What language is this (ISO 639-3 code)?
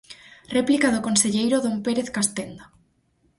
glg